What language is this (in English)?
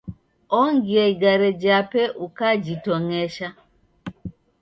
Taita